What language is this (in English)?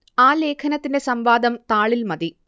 Malayalam